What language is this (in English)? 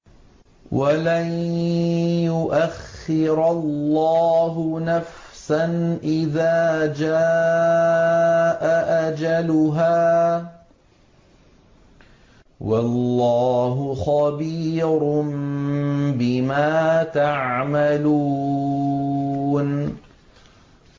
Arabic